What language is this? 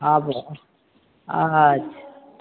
Maithili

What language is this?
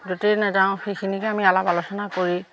Assamese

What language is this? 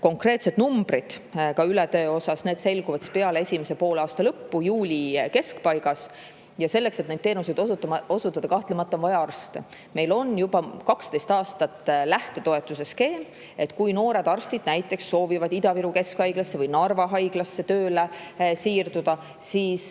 Estonian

